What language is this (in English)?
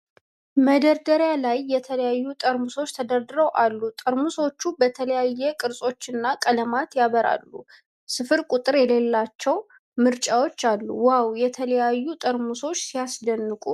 Amharic